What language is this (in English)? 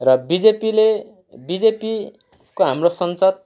Nepali